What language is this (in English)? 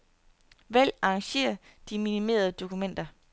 Danish